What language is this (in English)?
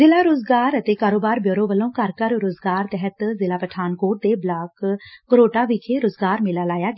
Punjabi